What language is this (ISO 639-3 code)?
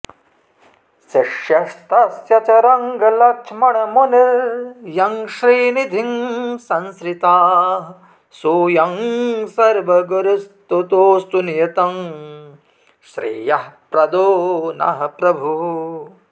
san